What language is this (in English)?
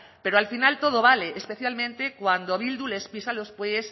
Spanish